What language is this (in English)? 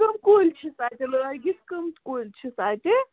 Kashmiri